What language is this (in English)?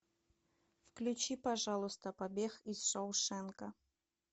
Russian